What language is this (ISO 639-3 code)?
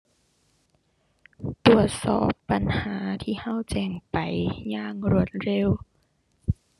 tha